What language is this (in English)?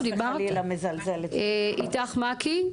Hebrew